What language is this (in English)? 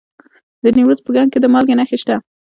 Pashto